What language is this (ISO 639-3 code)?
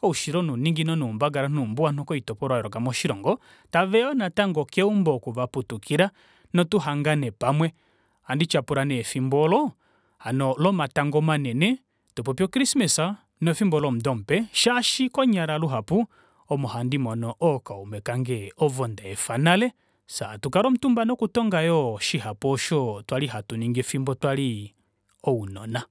kua